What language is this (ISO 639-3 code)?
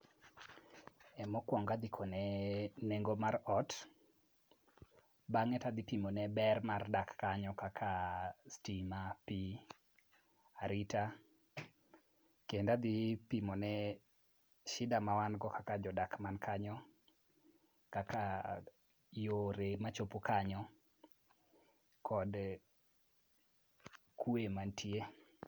luo